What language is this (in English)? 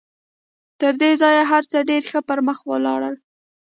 Pashto